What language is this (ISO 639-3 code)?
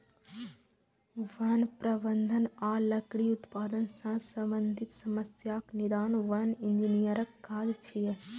mai